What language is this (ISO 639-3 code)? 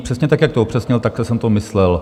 ces